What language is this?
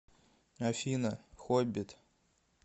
Russian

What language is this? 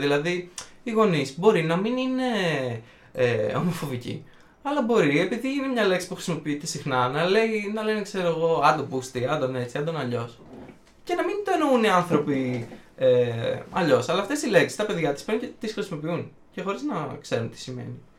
Greek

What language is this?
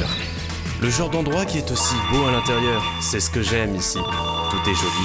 French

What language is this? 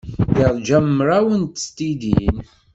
Kabyle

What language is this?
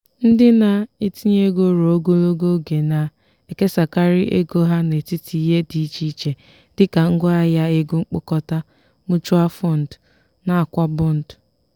Igbo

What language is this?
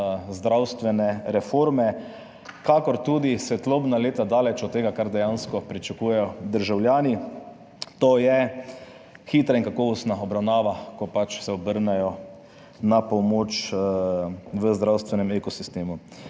Slovenian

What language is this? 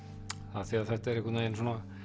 Icelandic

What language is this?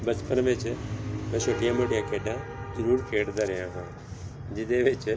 Punjabi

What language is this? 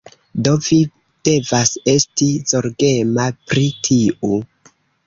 Esperanto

